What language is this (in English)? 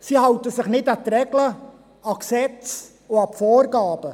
Swiss German